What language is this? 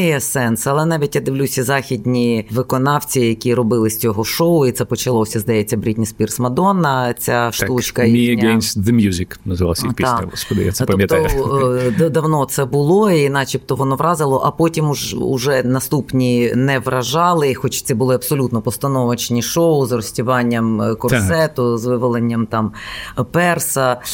Ukrainian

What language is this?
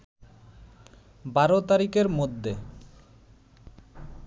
Bangla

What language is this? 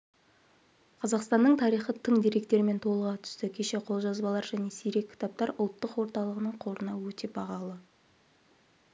Kazakh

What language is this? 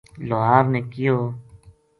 Gujari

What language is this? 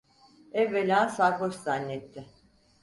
Turkish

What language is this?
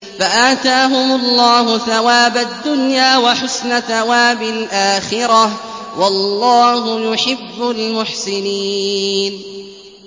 Arabic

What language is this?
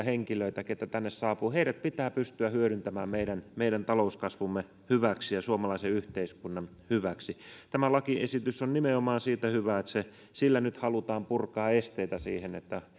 Finnish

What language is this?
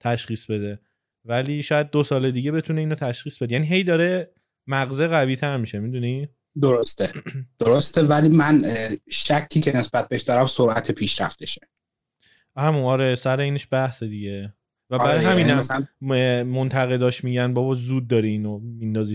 Persian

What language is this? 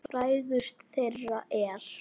Icelandic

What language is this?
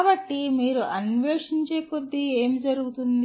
Telugu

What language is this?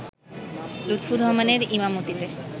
Bangla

